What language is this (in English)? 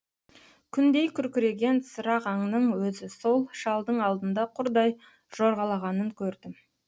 Kazakh